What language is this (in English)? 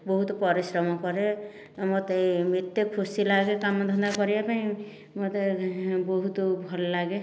Odia